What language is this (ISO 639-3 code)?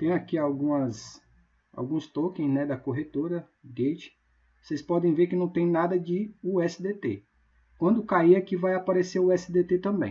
por